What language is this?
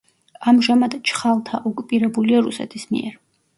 Georgian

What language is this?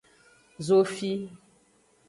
Aja (Benin)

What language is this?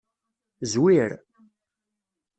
Kabyle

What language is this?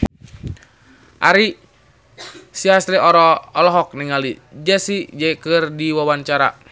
Sundanese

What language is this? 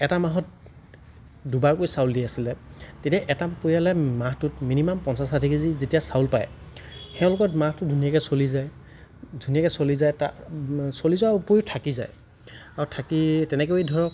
Assamese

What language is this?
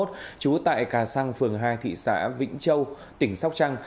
Vietnamese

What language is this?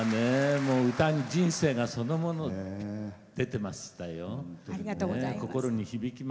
Japanese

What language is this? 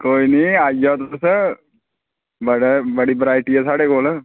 Dogri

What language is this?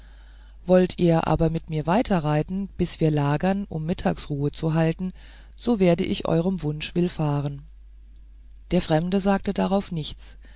German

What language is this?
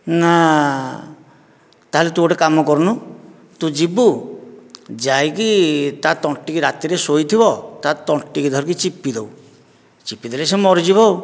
Odia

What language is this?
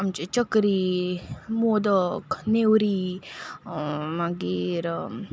Konkani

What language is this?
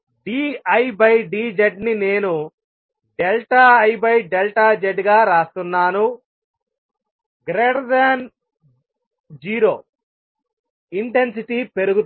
Telugu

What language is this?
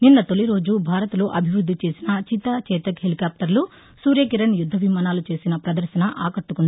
Telugu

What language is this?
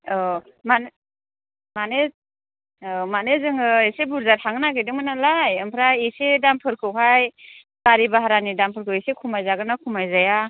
Bodo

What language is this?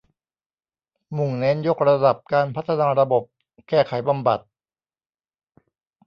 Thai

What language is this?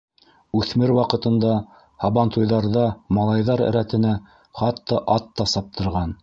Bashkir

